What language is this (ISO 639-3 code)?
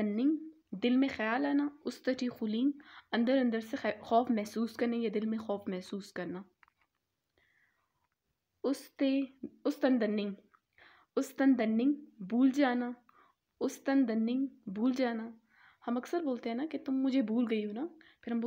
hin